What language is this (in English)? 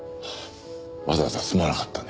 Japanese